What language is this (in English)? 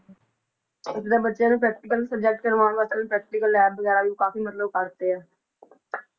Punjabi